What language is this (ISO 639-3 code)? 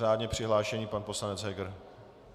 ces